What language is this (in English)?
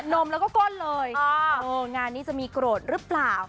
Thai